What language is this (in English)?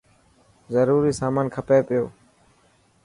Dhatki